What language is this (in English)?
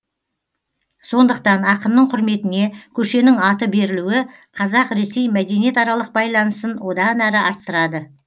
Kazakh